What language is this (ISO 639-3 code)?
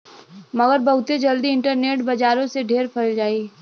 bho